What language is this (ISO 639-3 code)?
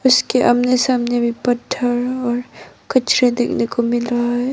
hin